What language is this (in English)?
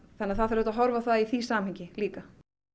Icelandic